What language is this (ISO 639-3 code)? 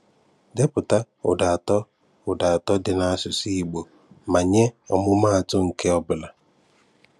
ibo